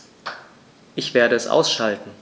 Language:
German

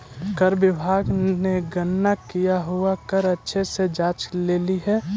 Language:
Magahi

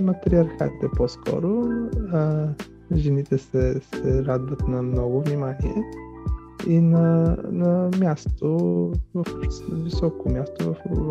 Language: Bulgarian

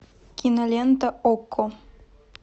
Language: Russian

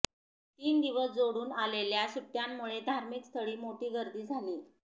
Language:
Marathi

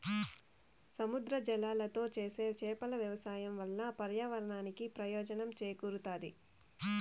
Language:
Telugu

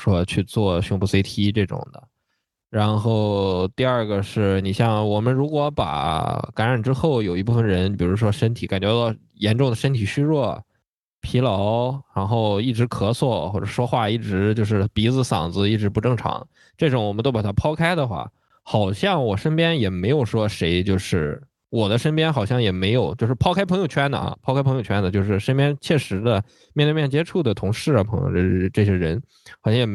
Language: Chinese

